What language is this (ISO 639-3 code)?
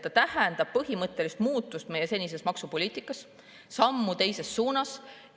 est